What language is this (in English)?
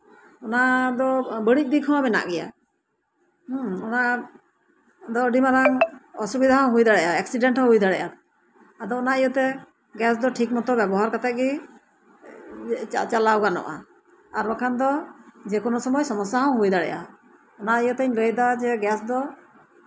Santali